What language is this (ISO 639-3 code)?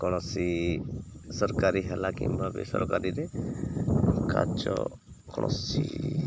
ori